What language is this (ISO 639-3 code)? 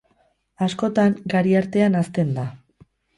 eus